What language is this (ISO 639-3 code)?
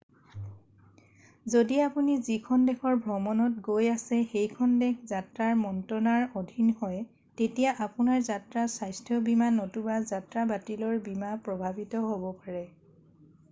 asm